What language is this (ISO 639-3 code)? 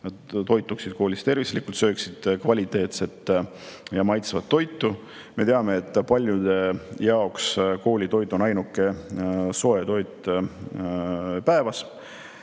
est